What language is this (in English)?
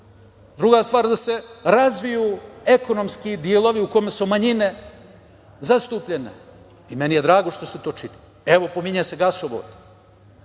Serbian